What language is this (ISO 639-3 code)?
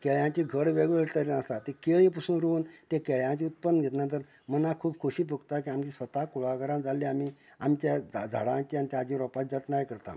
kok